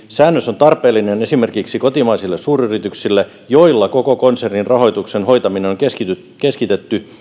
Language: Finnish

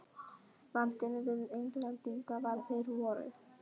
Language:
Icelandic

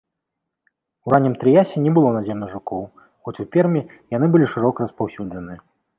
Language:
Belarusian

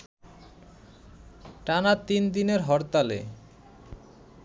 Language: Bangla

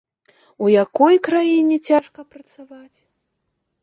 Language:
Belarusian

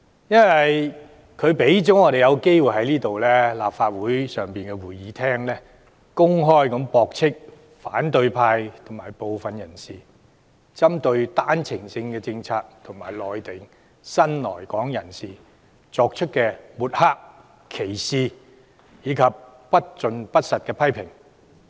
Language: Cantonese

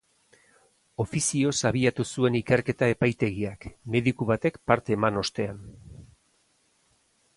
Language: Basque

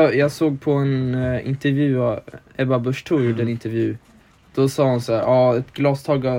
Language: Swedish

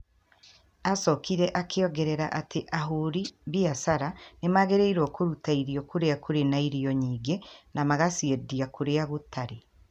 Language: Kikuyu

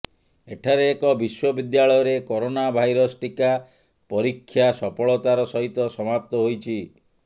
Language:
Odia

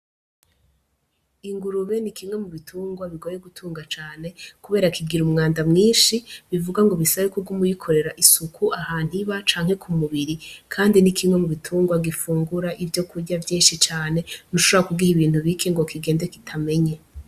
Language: Rundi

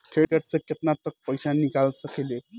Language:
Bhojpuri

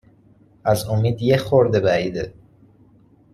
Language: Persian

